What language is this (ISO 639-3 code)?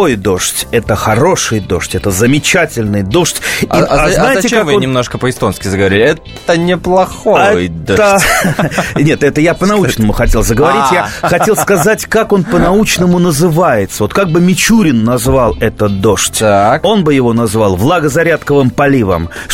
rus